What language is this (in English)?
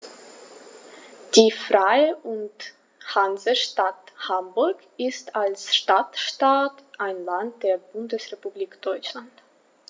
German